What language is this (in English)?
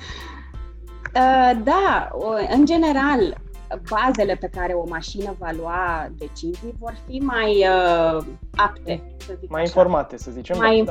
Romanian